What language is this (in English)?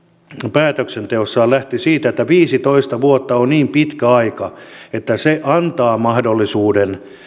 Finnish